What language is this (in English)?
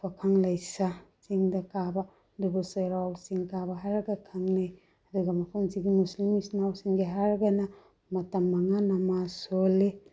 Manipuri